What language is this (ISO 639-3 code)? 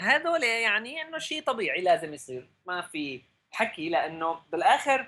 ara